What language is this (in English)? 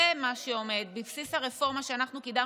Hebrew